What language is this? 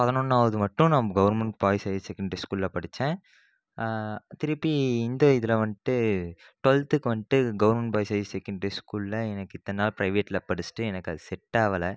Tamil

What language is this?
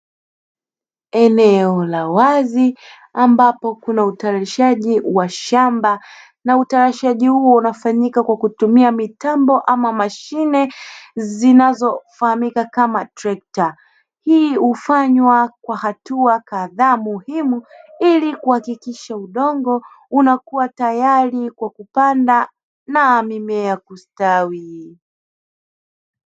Swahili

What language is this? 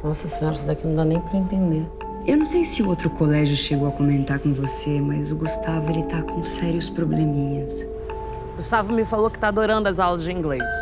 Portuguese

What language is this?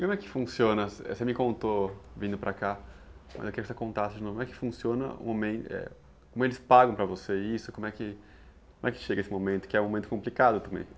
Portuguese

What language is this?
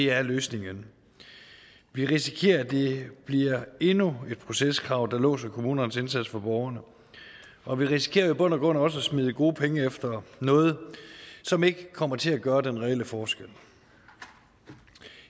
Danish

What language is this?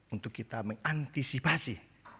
Indonesian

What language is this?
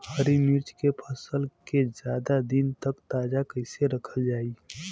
Bhojpuri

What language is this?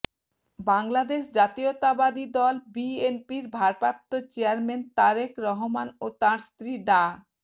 Bangla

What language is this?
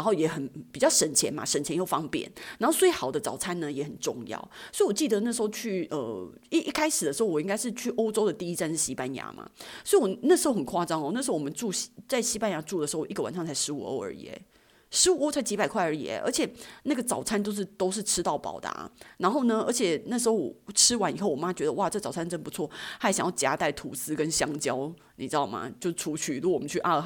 Chinese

